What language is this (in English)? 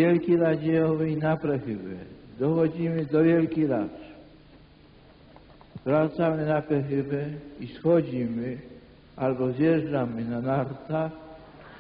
Polish